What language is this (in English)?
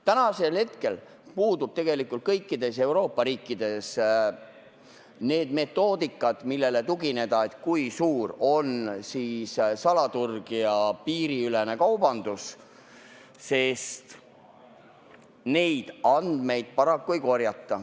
Estonian